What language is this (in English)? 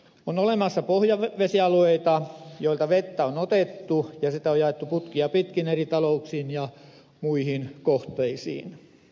Finnish